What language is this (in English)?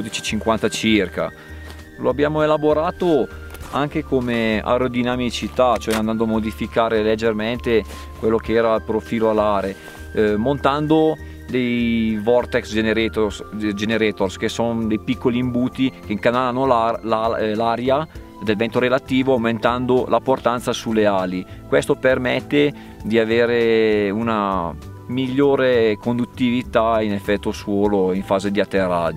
Italian